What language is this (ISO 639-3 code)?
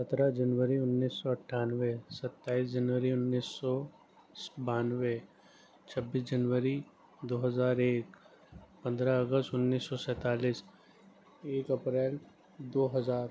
urd